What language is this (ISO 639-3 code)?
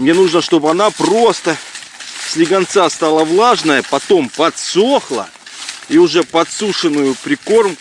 rus